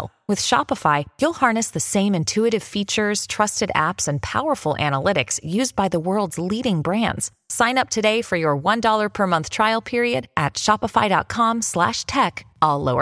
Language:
Italian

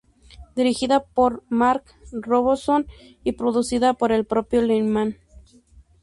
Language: Spanish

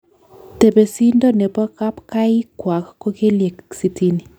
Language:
Kalenjin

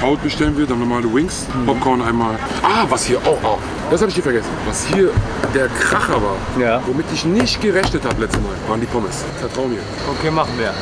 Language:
German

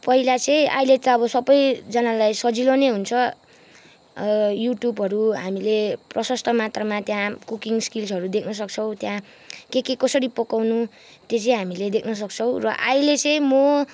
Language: Nepali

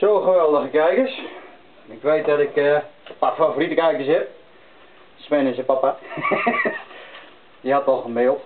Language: Dutch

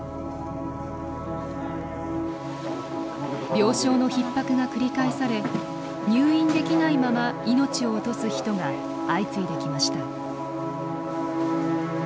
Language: Japanese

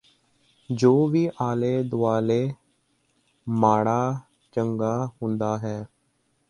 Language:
Punjabi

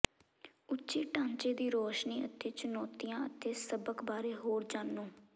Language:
Punjabi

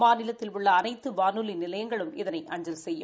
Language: Tamil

